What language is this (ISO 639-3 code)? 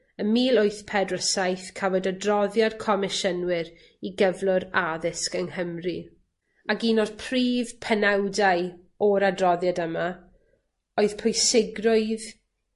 cym